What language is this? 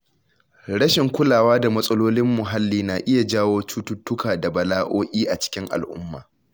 Hausa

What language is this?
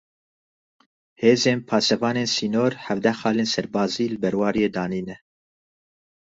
Kurdish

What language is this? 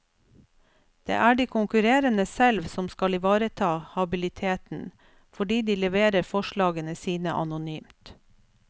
Norwegian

